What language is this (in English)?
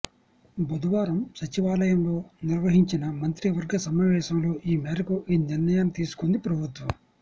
Telugu